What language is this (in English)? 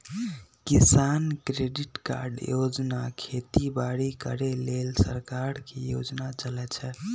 Magahi